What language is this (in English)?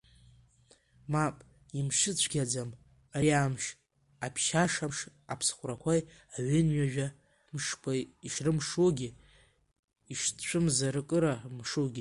Abkhazian